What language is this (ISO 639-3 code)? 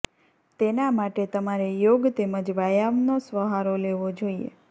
guj